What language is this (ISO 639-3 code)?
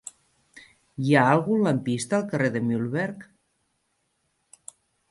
cat